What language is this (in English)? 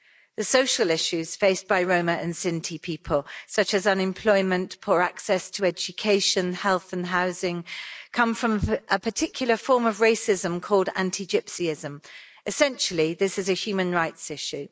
English